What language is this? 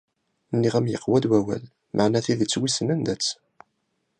Kabyle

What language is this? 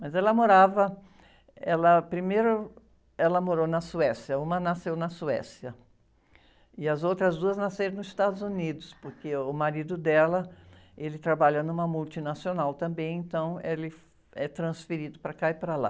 Portuguese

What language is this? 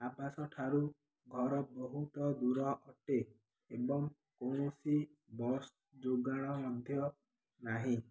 Odia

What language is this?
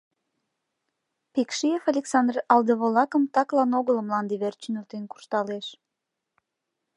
Mari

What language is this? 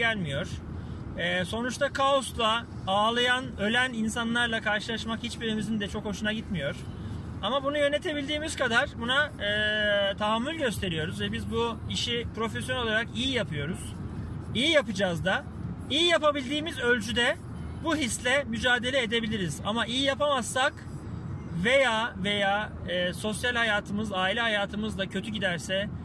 Turkish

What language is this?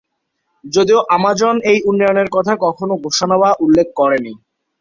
Bangla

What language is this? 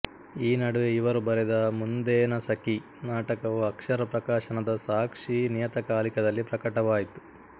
Kannada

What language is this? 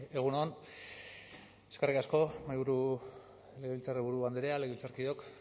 Basque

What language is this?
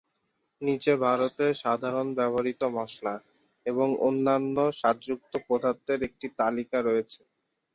Bangla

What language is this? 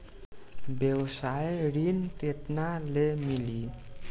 Bhojpuri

